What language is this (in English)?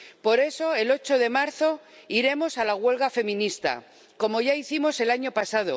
Spanish